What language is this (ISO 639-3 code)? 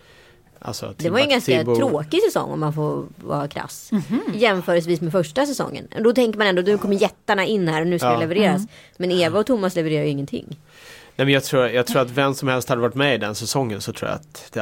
swe